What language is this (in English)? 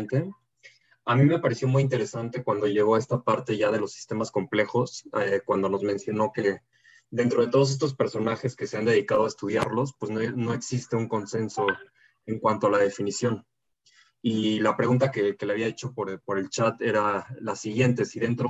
Spanish